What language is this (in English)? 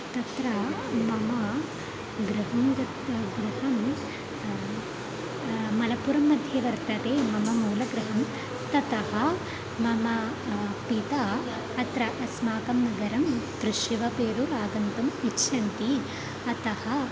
Sanskrit